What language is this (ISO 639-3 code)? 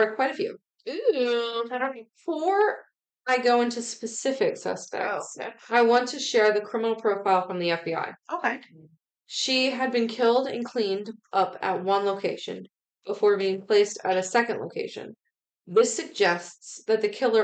eng